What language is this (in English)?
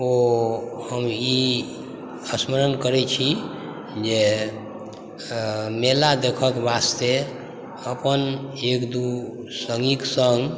Maithili